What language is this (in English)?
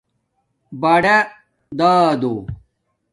Domaaki